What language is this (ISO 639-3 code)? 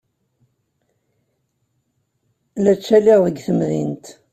kab